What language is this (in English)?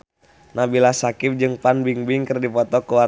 Sundanese